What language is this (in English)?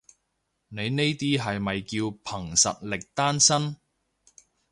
Cantonese